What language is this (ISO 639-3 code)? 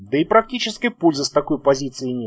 rus